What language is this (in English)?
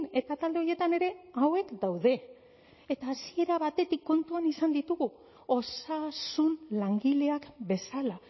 Basque